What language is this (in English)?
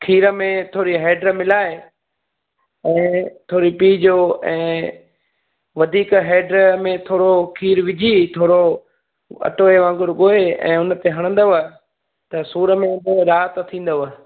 Sindhi